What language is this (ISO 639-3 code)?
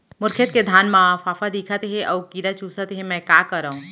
hne